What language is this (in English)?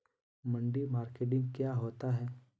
Magahi